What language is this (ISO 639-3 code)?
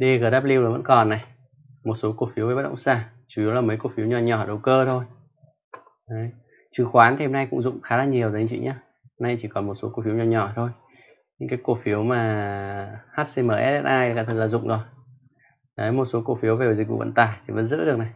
vie